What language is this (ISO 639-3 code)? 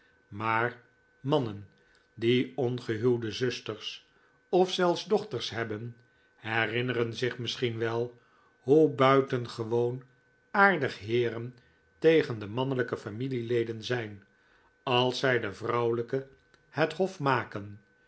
nld